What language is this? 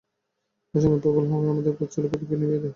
Bangla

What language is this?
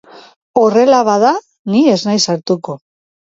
Basque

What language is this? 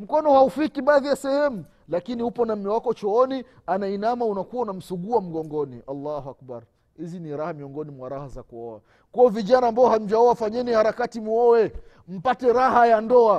Swahili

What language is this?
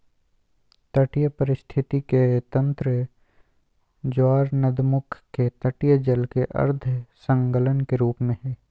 Magahi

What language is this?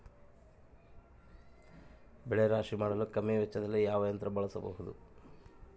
Kannada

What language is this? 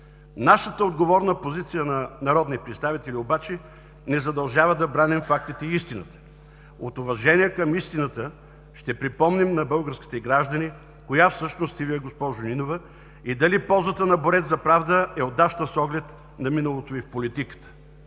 Bulgarian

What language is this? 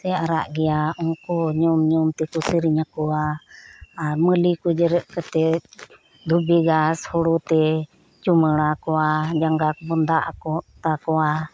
Santali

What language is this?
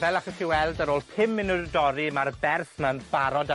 Welsh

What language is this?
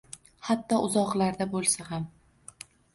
Uzbek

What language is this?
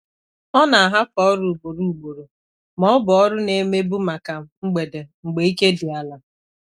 Igbo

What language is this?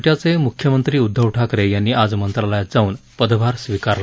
Marathi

